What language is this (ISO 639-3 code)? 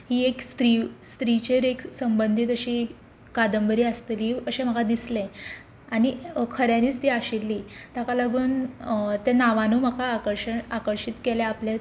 kok